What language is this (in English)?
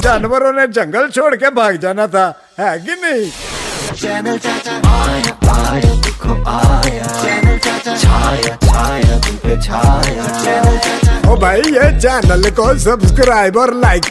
Hindi